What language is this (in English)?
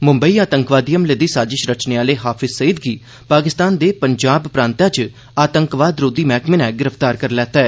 Dogri